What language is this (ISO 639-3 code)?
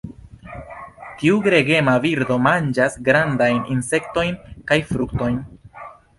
epo